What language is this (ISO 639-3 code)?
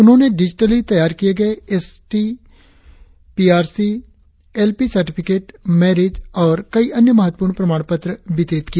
hin